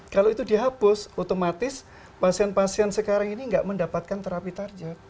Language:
Indonesian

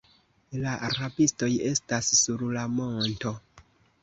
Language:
Esperanto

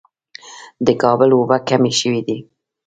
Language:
Pashto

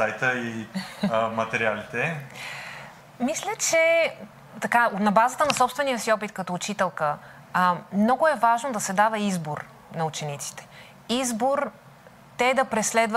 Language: Bulgarian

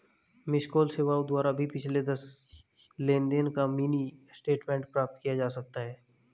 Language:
Hindi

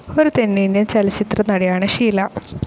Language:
Malayalam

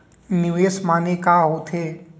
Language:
Chhattisgarhi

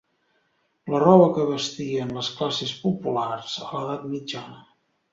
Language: Catalan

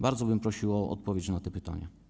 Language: Polish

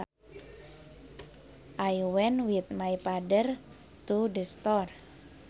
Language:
Sundanese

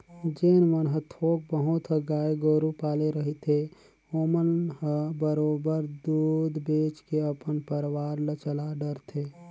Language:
Chhattisgarhi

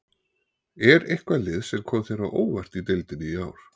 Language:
Icelandic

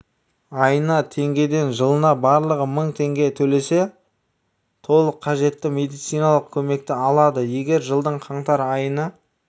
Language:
Kazakh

